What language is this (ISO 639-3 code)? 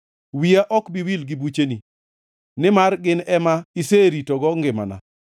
luo